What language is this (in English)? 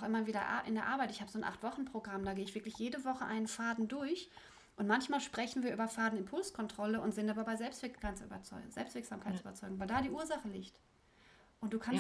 German